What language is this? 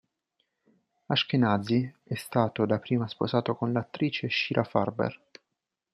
Italian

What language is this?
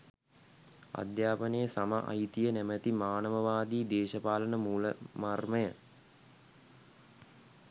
Sinhala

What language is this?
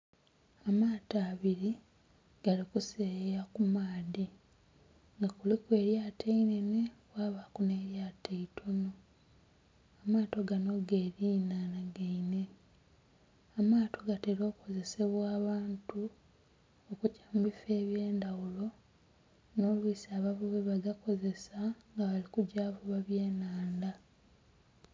Soga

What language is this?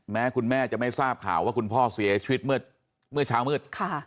Thai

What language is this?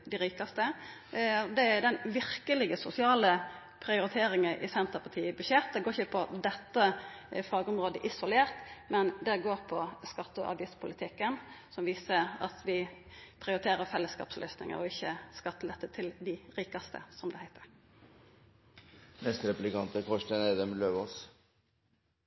Norwegian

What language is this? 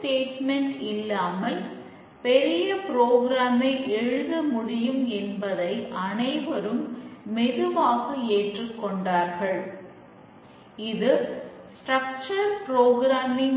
Tamil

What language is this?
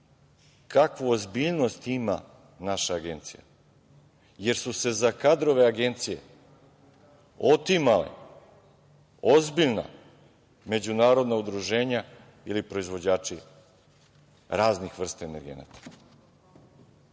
Serbian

